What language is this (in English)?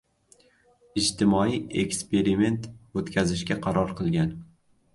Uzbek